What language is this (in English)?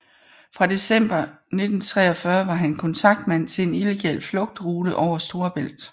Danish